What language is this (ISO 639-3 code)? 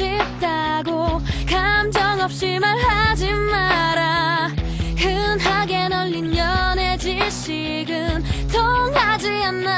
kor